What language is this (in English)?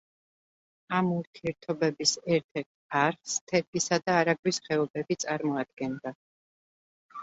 Georgian